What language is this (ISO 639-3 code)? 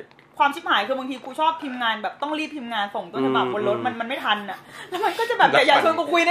tha